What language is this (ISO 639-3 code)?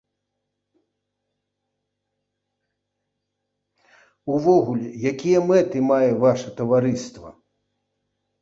bel